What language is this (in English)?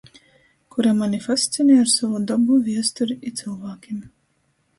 Latgalian